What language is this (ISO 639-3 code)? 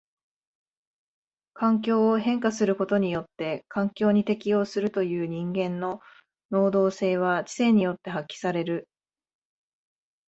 jpn